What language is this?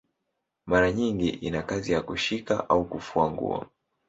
Swahili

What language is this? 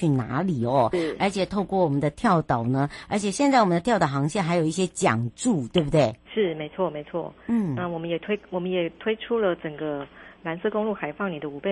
Chinese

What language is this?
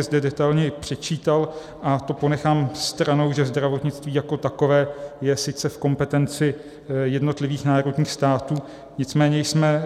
Czech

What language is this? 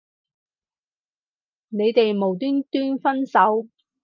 Cantonese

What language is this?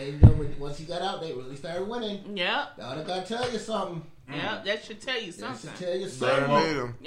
English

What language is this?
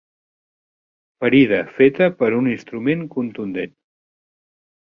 Catalan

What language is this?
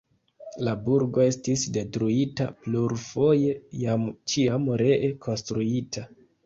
Esperanto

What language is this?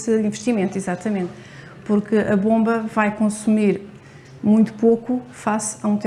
Portuguese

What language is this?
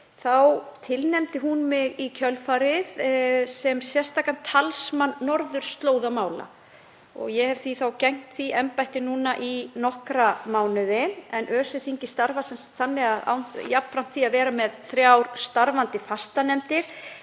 Icelandic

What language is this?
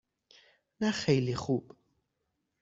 Persian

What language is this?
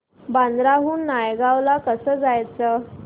Marathi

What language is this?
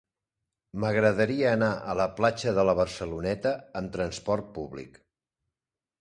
Catalan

